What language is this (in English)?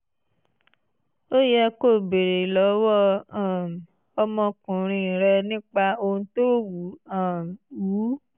Yoruba